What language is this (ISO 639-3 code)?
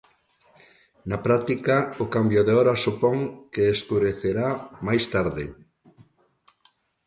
glg